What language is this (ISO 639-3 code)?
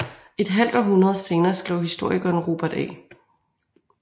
dan